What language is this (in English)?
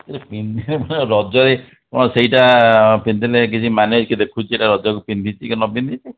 Odia